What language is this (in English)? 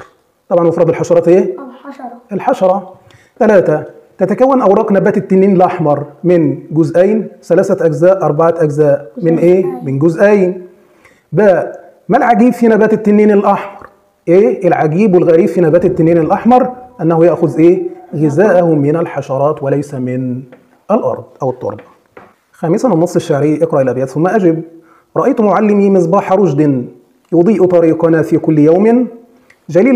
Arabic